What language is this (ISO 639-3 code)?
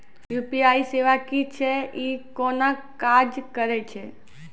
mai